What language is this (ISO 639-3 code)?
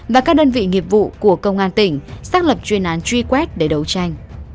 vie